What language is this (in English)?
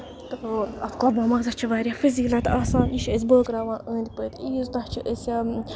Kashmiri